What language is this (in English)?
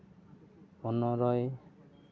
Santali